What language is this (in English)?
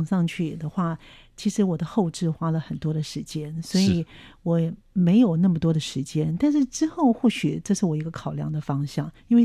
Chinese